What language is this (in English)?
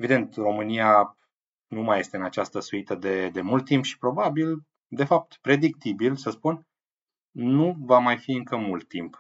Romanian